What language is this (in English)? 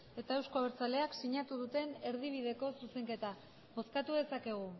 Basque